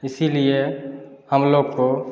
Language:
Hindi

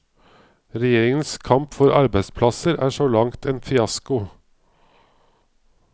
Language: Norwegian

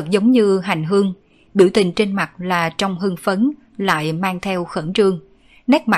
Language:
Vietnamese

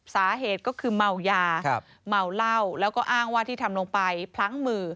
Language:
Thai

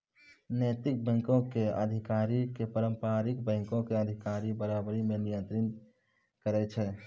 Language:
Maithili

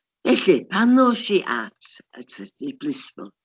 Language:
Welsh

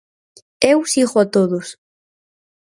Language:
Galician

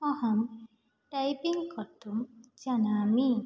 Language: Sanskrit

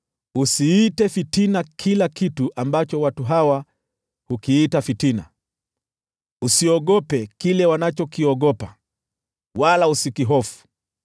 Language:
Swahili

